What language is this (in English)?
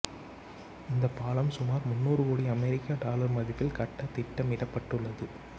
Tamil